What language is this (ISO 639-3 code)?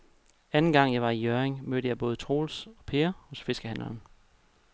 dan